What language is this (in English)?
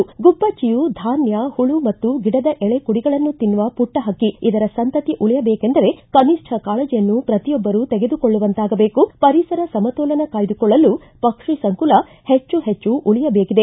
Kannada